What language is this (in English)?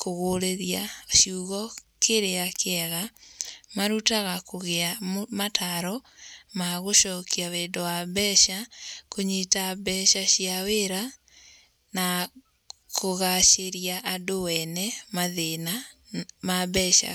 Kikuyu